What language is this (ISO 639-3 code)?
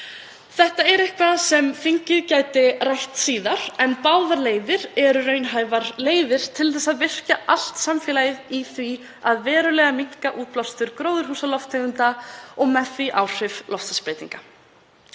isl